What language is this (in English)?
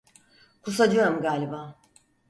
Turkish